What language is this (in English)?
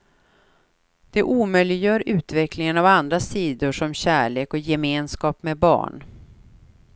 Swedish